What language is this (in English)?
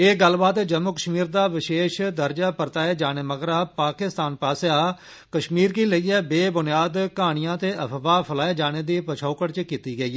Dogri